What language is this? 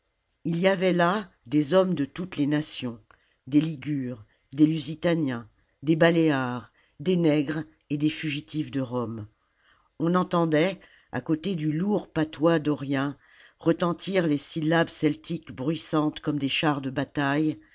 French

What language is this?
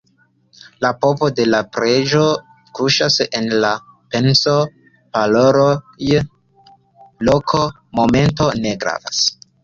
Esperanto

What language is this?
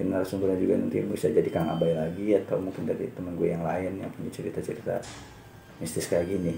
Indonesian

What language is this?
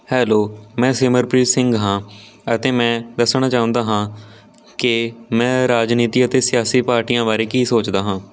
Punjabi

